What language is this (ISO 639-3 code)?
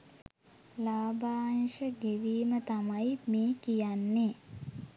sin